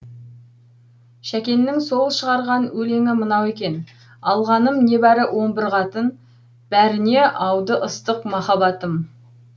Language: Kazakh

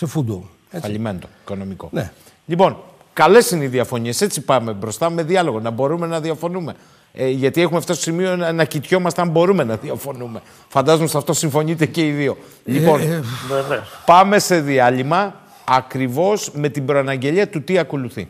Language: Greek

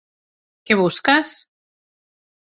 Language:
Catalan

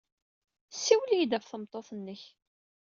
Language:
Kabyle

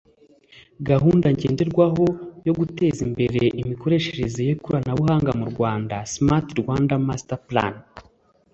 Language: Kinyarwanda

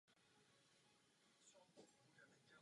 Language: Czech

